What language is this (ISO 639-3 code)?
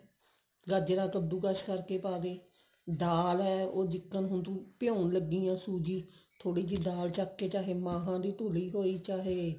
pan